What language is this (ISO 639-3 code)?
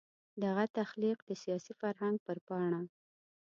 pus